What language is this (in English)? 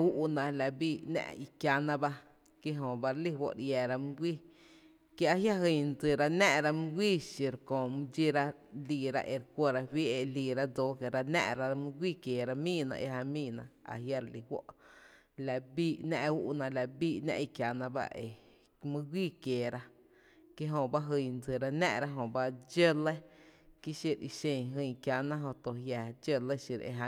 Tepinapa Chinantec